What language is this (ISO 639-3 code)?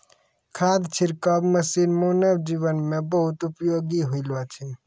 mai